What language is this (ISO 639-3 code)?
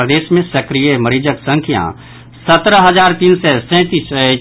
mai